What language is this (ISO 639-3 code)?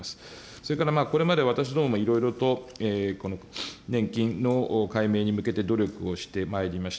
jpn